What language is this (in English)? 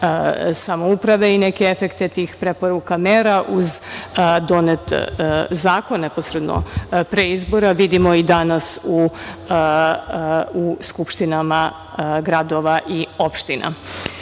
Serbian